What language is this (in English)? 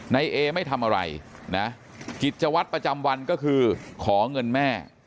Thai